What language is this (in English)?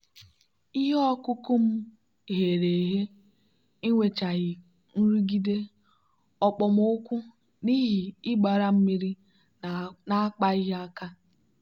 Igbo